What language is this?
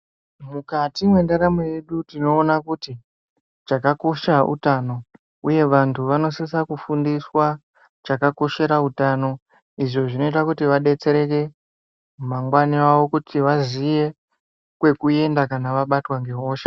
Ndau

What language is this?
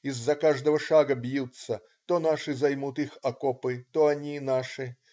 Russian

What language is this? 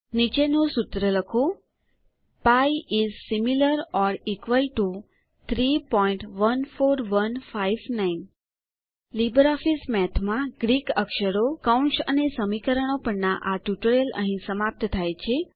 Gujarati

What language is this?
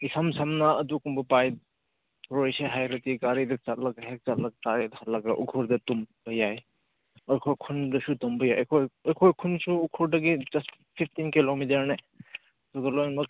Manipuri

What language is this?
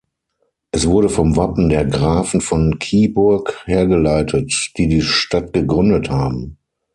German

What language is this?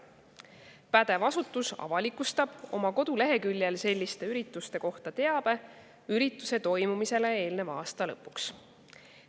Estonian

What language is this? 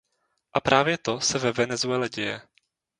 Czech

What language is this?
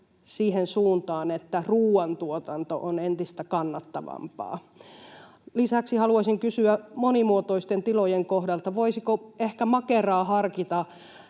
Finnish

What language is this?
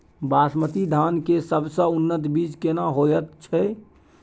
Maithili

